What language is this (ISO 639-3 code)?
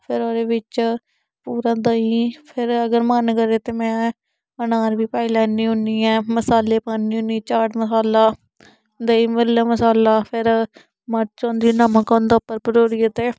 doi